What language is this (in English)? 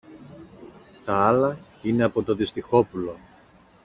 Greek